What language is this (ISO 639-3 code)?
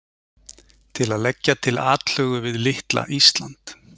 isl